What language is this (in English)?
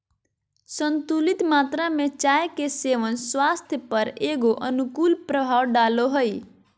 Magahi